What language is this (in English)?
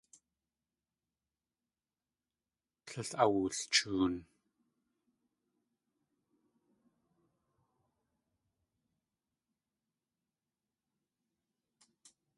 Tlingit